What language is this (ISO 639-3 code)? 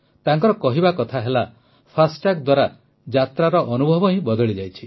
ori